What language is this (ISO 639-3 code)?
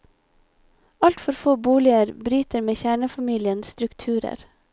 nor